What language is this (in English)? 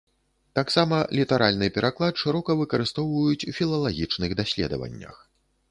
Belarusian